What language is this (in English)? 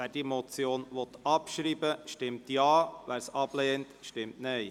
Swiss German